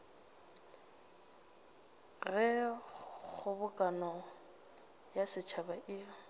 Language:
Northern Sotho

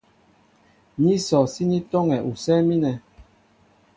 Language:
Mbo (Cameroon)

